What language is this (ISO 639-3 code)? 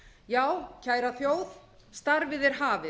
isl